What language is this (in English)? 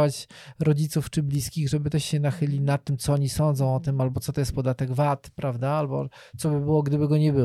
Polish